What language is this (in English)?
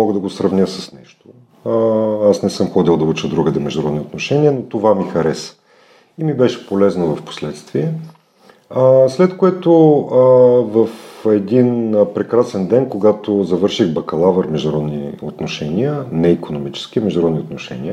Bulgarian